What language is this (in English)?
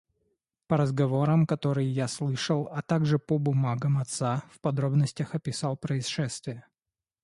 Russian